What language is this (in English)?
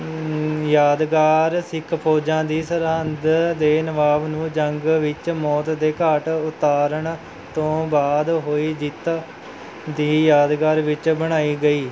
Punjabi